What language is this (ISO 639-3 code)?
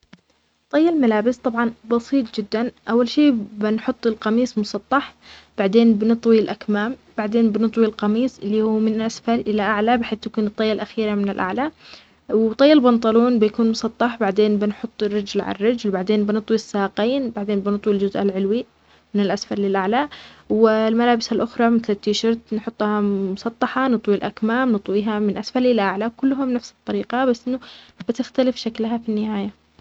acx